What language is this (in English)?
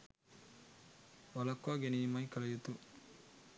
Sinhala